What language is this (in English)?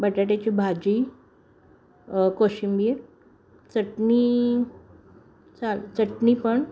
Marathi